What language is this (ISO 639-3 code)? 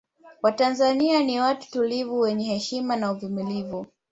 swa